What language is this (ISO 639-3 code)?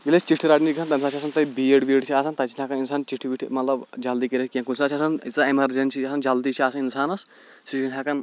kas